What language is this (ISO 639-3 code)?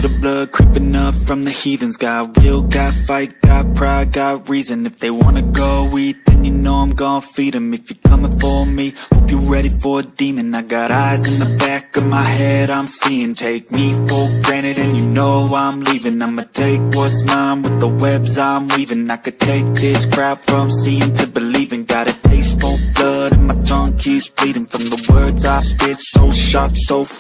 tur